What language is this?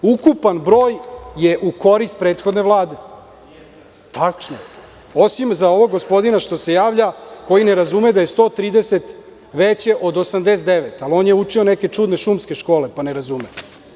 Serbian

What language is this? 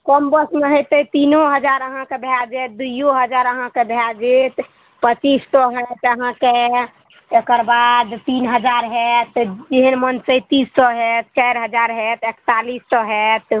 Maithili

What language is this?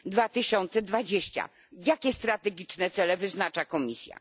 Polish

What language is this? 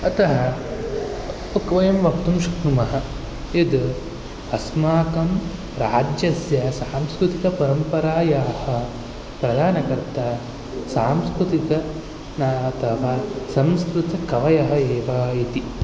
Sanskrit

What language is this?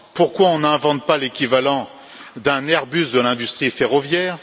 French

